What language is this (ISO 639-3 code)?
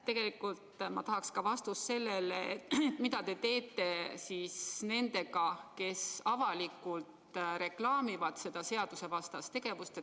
est